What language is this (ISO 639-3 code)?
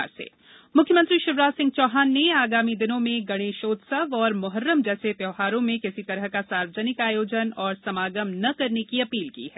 hin